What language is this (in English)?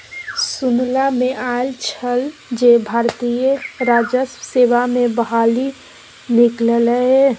Maithili